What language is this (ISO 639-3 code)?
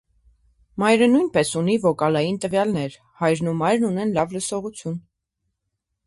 hye